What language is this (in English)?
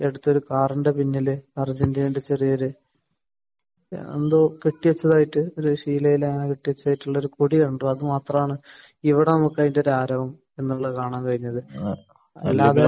Malayalam